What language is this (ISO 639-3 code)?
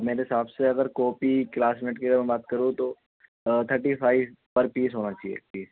urd